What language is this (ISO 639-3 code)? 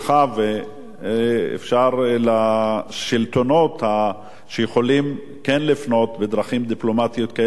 heb